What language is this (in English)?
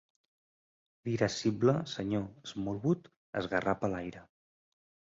Catalan